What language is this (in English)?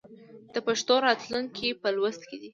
Pashto